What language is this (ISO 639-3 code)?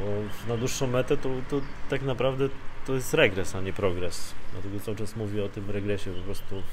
pol